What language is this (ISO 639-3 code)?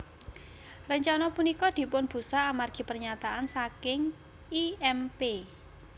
jav